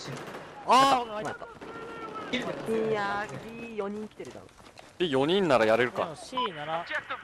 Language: Japanese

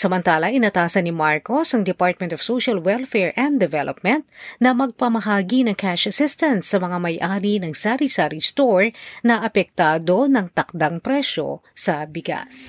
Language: Filipino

